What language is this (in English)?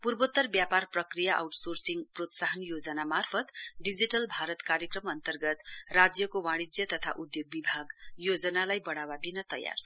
Nepali